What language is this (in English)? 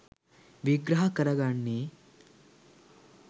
Sinhala